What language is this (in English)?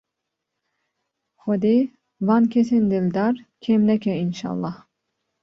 Kurdish